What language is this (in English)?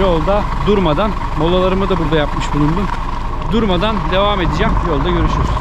Turkish